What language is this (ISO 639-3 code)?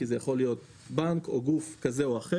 heb